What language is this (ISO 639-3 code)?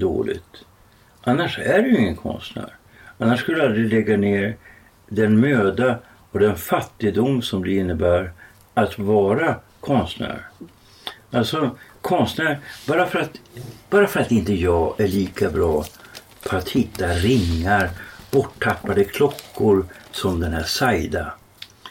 swe